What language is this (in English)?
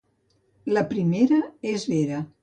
Catalan